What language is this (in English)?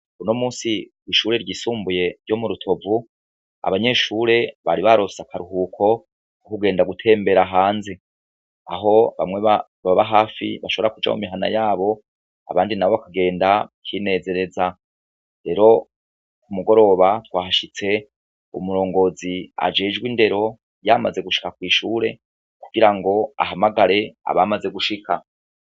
Rundi